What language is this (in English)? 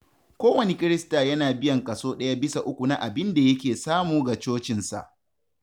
Hausa